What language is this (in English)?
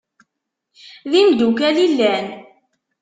Kabyle